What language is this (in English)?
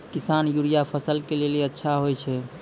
Maithili